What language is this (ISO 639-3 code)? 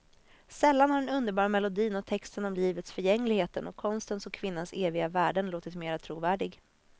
swe